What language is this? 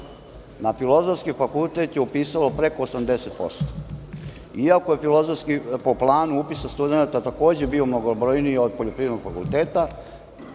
Serbian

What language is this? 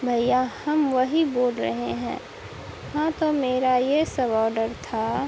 Urdu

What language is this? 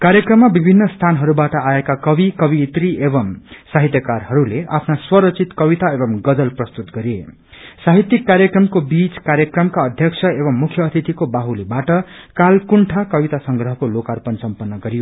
Nepali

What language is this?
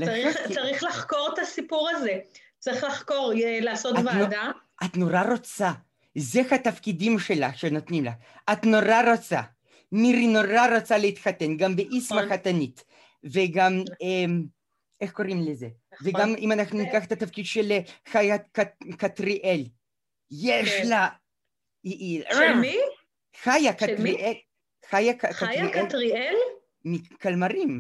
Hebrew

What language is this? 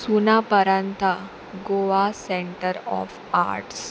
Konkani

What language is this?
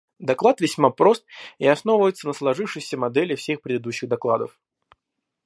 Russian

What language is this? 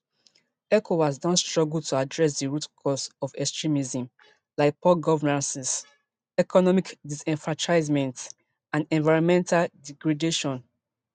Nigerian Pidgin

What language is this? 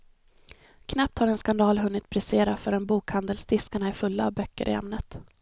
Swedish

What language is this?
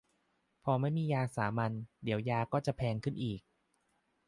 Thai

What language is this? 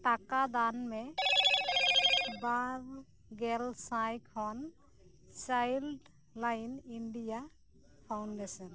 Santali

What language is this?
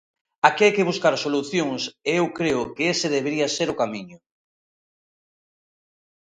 Galician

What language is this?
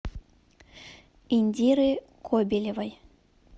Russian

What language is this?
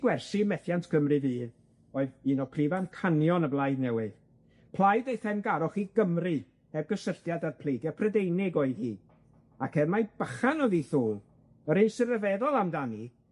Welsh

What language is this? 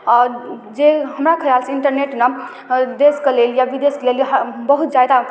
Maithili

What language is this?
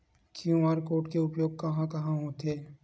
Chhattisgarhi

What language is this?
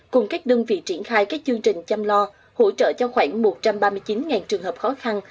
Vietnamese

